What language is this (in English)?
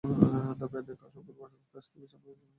Bangla